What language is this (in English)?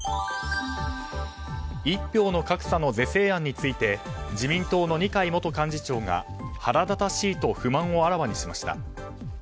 Japanese